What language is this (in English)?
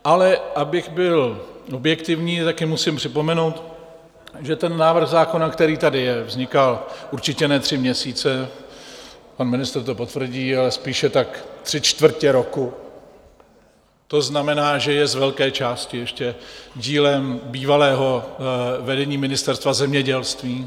Czech